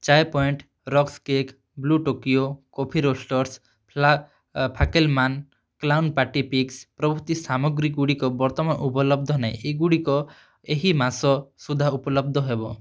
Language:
Odia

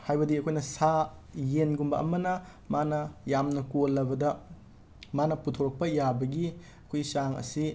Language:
Manipuri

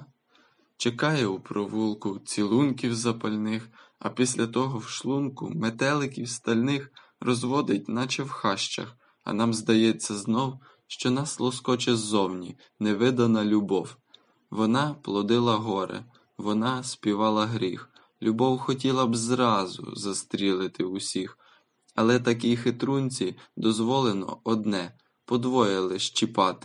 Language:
Ukrainian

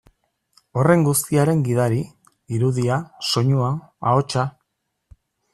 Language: Basque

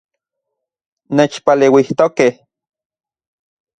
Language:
Central Puebla Nahuatl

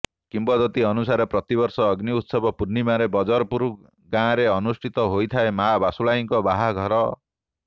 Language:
Odia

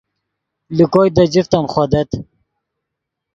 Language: Yidgha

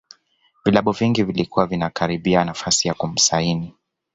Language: Swahili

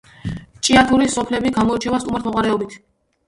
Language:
Georgian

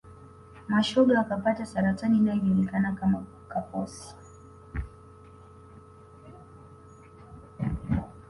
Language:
Swahili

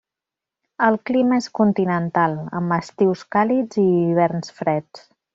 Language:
Catalan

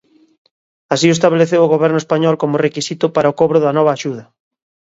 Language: Galician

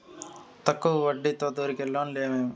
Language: Telugu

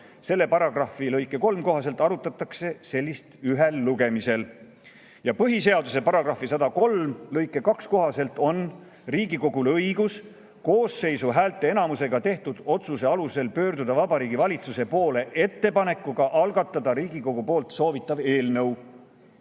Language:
Estonian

